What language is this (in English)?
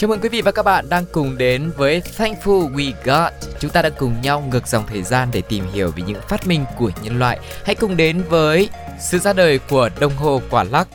Vietnamese